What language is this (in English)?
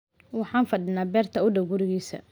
Somali